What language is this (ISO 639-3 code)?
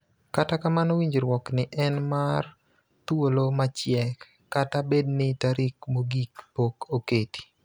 luo